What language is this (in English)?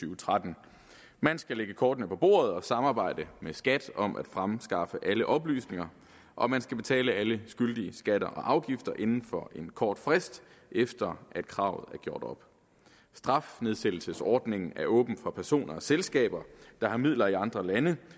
Danish